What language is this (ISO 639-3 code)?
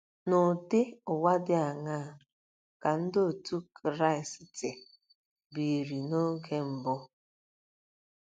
ibo